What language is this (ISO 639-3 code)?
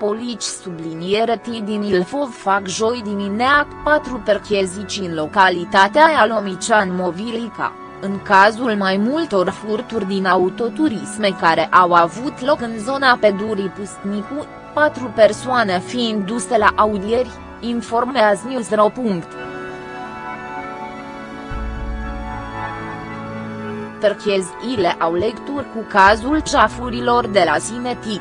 ron